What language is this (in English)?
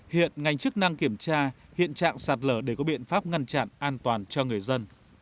Vietnamese